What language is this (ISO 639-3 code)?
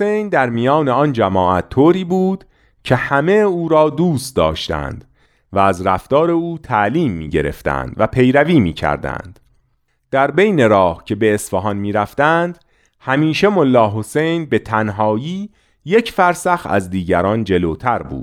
fas